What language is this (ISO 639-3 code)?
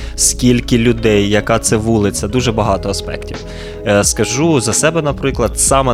ukr